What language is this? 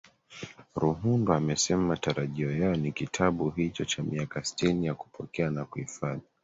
Swahili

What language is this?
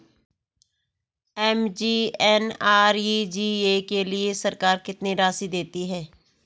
Hindi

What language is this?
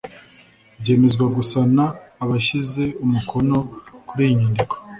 Kinyarwanda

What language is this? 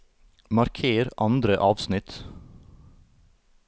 Norwegian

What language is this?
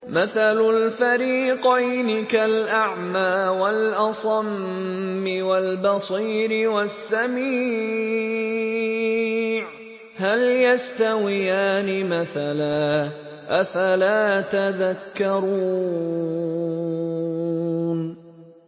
Arabic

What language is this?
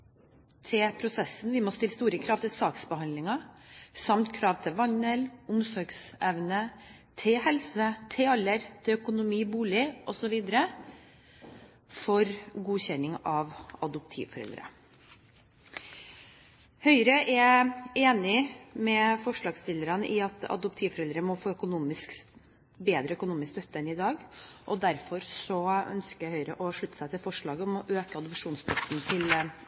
Norwegian Bokmål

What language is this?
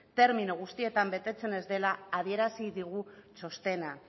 Basque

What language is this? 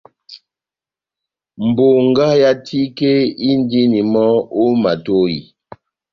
Batanga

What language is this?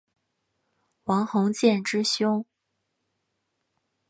Chinese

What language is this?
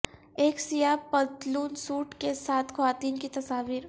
Urdu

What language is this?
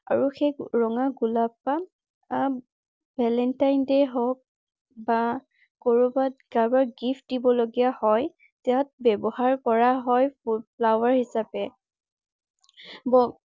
Assamese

